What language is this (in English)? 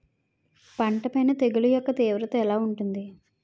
Telugu